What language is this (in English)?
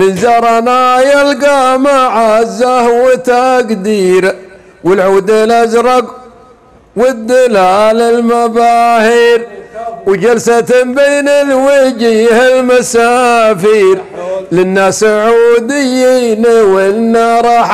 Arabic